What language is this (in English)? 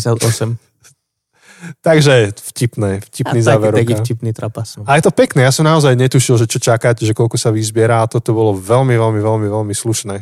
Slovak